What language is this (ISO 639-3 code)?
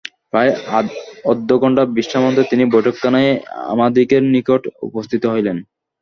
ben